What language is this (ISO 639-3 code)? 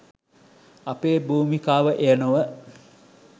sin